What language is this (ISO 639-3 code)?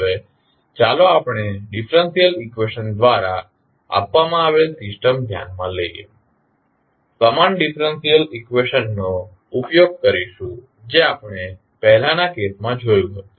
guj